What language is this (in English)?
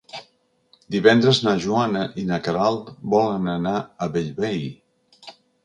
Catalan